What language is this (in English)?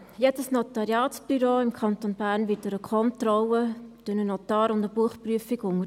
Swiss German